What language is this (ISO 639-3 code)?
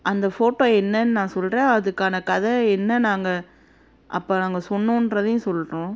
tam